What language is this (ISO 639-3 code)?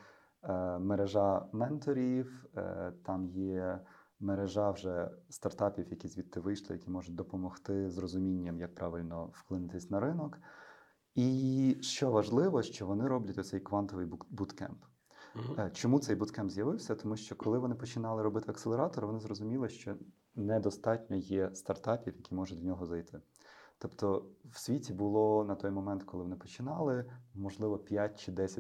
ukr